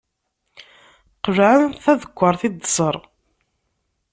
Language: Kabyle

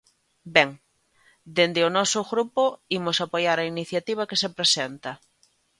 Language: Galician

